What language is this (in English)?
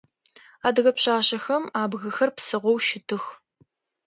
Adyghe